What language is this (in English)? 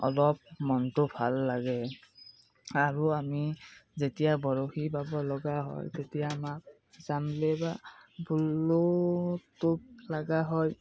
Assamese